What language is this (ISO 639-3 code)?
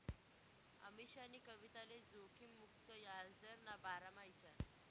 mar